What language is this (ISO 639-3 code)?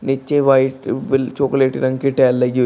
hin